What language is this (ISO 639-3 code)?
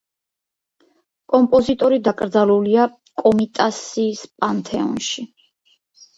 kat